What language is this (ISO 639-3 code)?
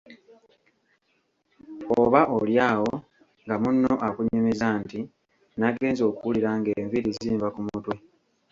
lug